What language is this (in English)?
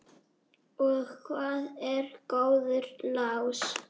Icelandic